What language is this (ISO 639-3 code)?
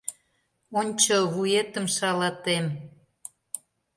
chm